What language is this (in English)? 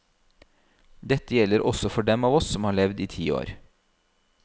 Norwegian